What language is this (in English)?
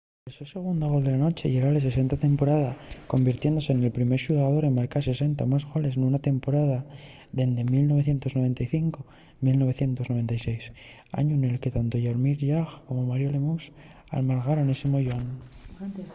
Asturian